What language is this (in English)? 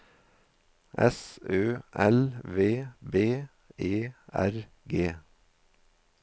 Norwegian